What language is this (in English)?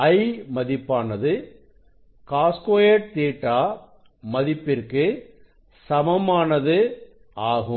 Tamil